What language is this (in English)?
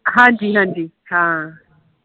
Punjabi